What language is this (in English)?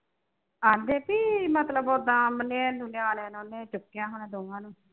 Punjabi